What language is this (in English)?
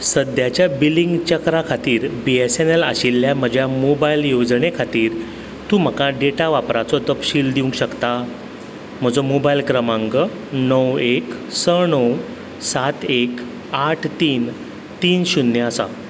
Konkani